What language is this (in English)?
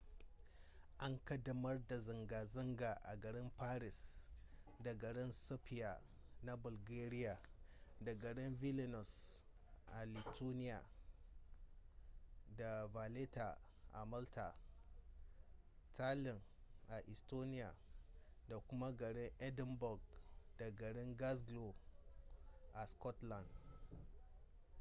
Hausa